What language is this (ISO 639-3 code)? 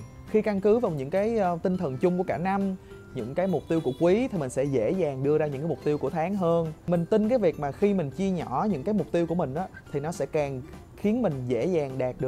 vie